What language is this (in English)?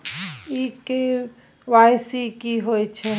Maithili